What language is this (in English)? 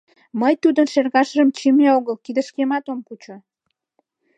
Mari